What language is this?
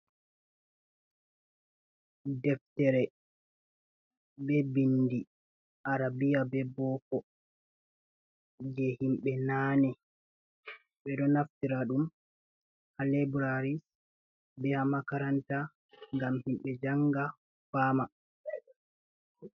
Fula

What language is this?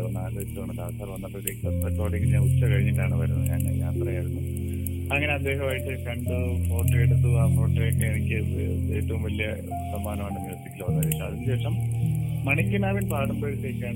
Malayalam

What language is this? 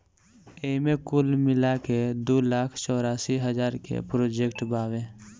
Bhojpuri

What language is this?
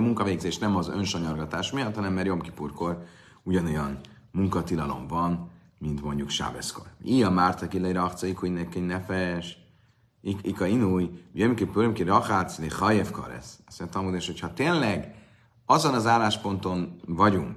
Hungarian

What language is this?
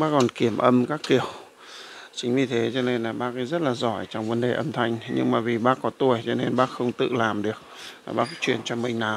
Vietnamese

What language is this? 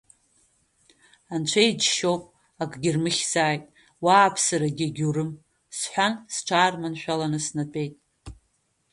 Abkhazian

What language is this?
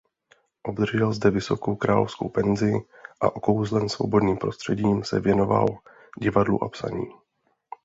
Czech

